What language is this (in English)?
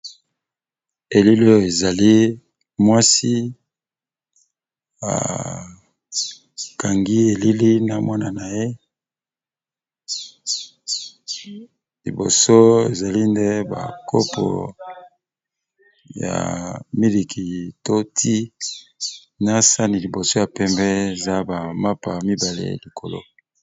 Lingala